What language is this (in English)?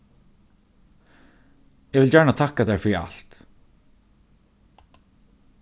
Faroese